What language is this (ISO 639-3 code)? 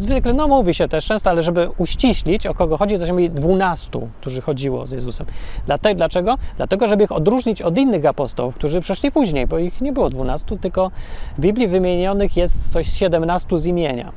pol